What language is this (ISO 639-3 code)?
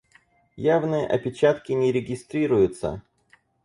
rus